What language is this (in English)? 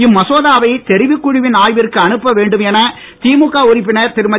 Tamil